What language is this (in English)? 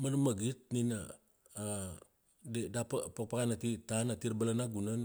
Kuanua